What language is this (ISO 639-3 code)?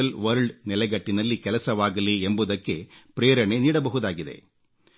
kan